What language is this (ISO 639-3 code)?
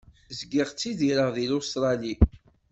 kab